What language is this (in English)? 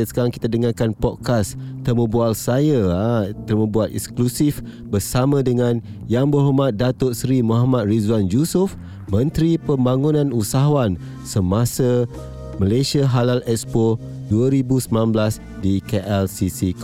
Malay